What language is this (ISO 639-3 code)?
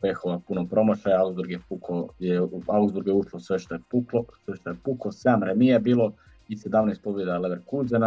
hrv